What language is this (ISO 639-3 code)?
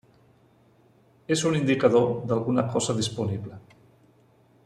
cat